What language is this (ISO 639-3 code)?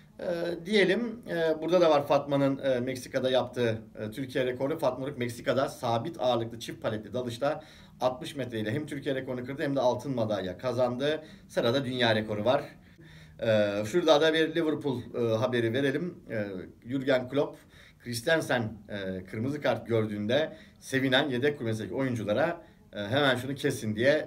tur